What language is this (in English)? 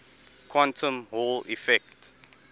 English